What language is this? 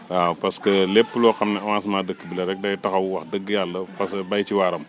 Wolof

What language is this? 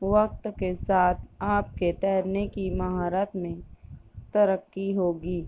Urdu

